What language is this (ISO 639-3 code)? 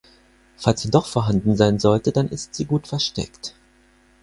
deu